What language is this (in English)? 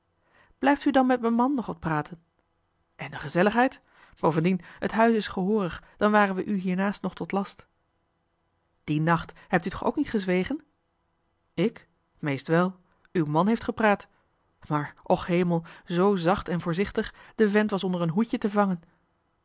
Dutch